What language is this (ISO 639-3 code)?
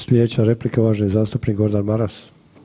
hrv